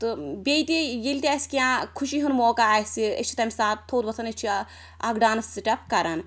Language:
Kashmiri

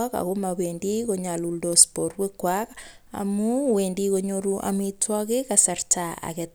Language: Kalenjin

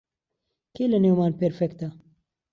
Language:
Central Kurdish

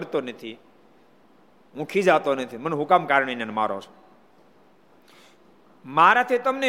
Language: Gujarati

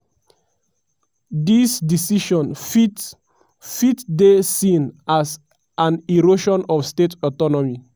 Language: Nigerian Pidgin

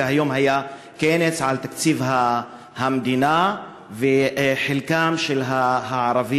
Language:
Hebrew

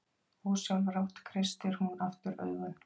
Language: Icelandic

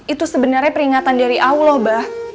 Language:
Indonesian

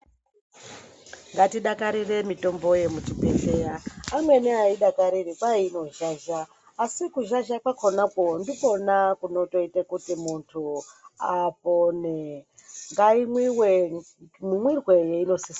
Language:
Ndau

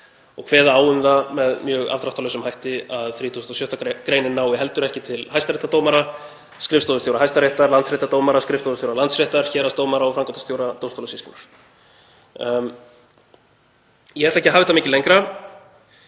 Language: Icelandic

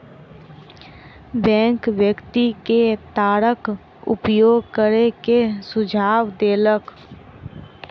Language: Maithili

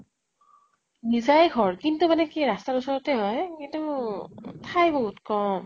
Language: Assamese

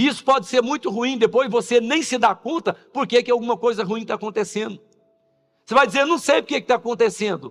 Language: Portuguese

